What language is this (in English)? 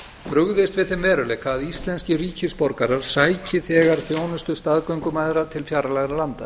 Icelandic